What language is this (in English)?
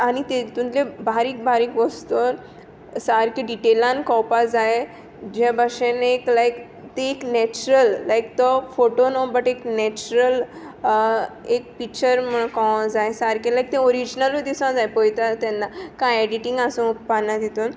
Konkani